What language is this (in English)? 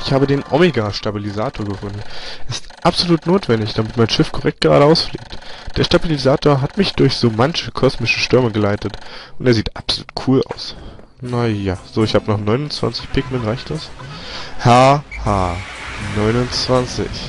German